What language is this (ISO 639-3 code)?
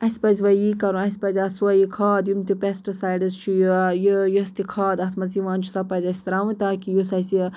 kas